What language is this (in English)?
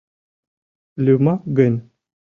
Mari